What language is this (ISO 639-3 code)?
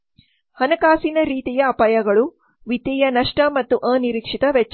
kan